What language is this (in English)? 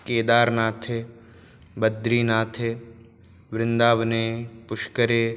Sanskrit